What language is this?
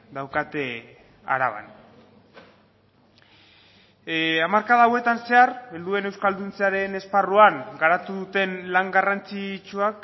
Basque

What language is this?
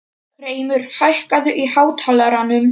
Icelandic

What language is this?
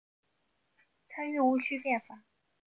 Chinese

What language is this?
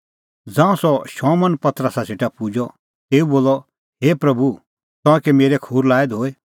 Kullu Pahari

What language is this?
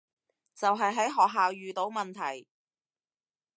Cantonese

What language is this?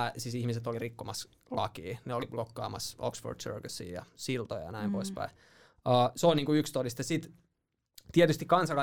Finnish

